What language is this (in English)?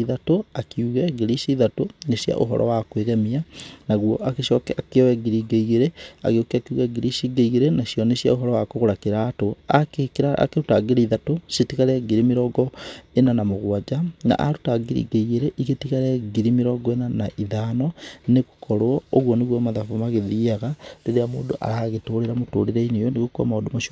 Kikuyu